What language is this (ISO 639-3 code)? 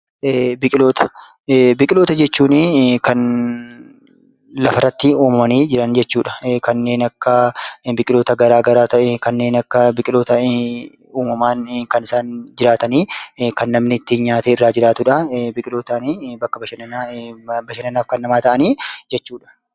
orm